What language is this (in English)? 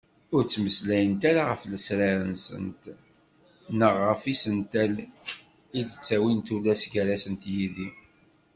Kabyle